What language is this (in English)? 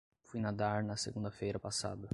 Portuguese